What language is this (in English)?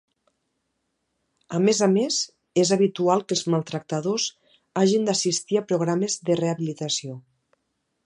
Catalan